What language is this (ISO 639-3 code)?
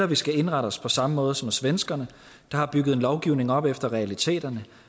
dan